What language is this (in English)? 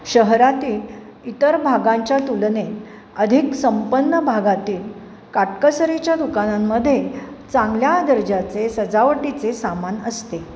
Marathi